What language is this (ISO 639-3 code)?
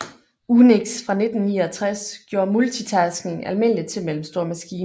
dan